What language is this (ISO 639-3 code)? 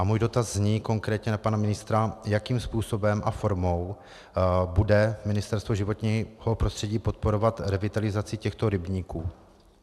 ces